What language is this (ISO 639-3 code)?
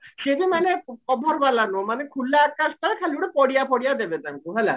ori